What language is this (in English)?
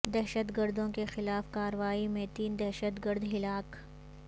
Urdu